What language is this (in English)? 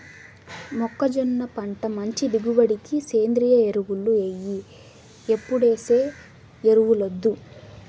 Telugu